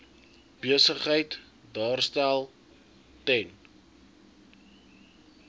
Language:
Afrikaans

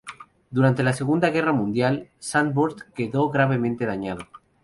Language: Spanish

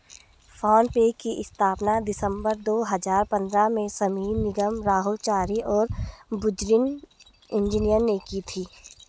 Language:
Hindi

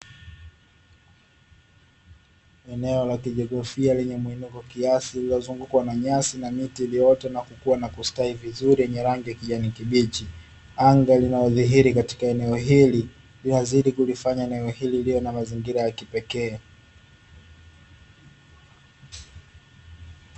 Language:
Swahili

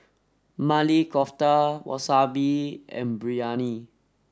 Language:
English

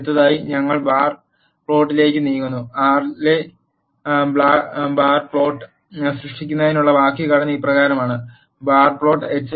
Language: Malayalam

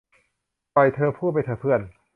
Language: Thai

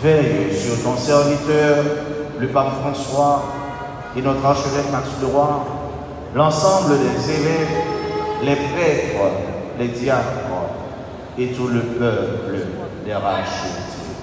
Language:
French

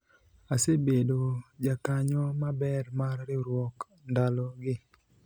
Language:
Luo (Kenya and Tanzania)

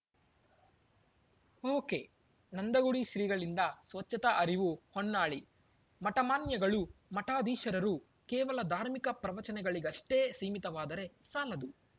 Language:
Kannada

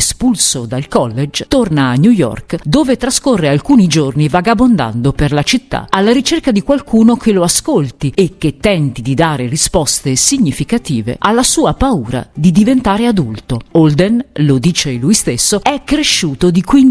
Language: Italian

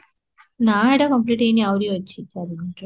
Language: Odia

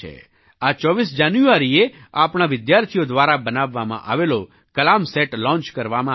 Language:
Gujarati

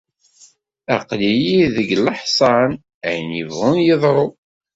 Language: Kabyle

